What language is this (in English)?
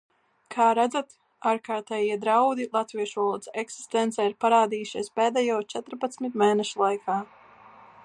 Latvian